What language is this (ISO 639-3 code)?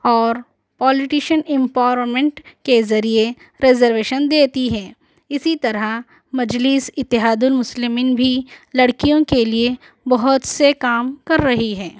urd